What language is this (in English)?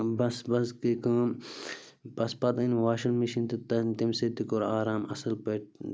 Kashmiri